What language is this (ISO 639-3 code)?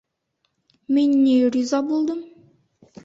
bak